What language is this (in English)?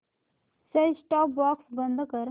Marathi